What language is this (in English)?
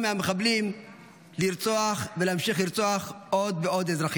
Hebrew